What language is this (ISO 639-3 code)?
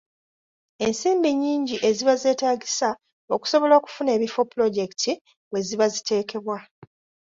lug